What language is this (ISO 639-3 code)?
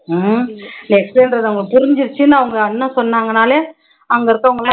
tam